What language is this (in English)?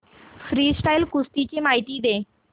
Marathi